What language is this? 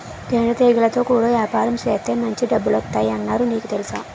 Telugu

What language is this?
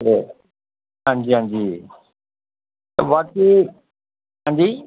Dogri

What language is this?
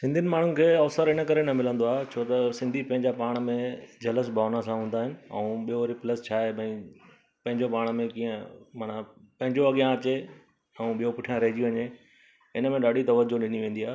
Sindhi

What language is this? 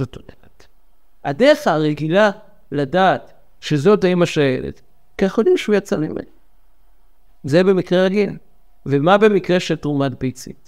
Hebrew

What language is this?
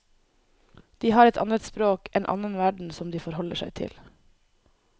Norwegian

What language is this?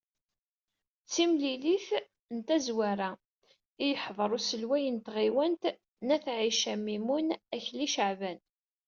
Kabyle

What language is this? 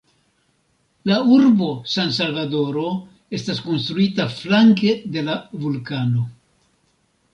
Esperanto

